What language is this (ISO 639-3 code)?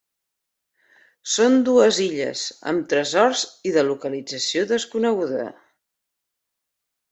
cat